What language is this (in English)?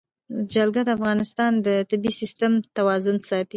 Pashto